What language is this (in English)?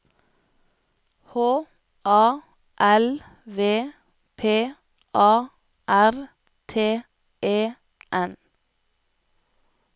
Norwegian